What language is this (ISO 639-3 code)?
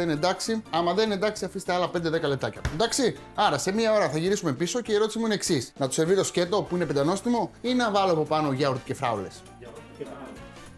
ell